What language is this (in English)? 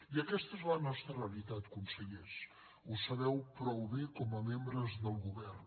Catalan